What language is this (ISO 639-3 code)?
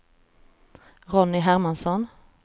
swe